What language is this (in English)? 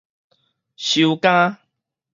Min Nan Chinese